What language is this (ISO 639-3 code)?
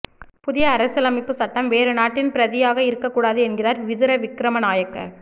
tam